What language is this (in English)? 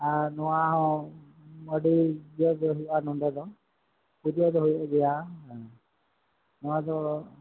Santali